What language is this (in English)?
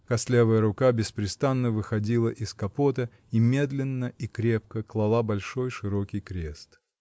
Russian